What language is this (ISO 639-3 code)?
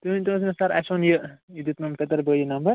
kas